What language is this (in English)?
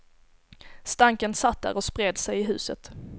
Swedish